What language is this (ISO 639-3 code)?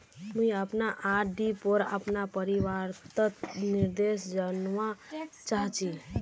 mag